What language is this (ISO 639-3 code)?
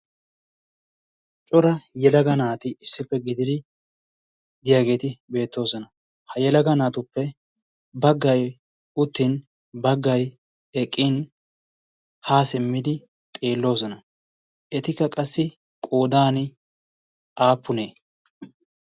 wal